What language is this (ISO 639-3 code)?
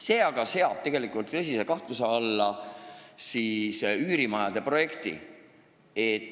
est